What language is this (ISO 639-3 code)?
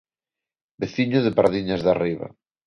glg